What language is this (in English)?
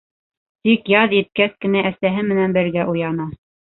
Bashkir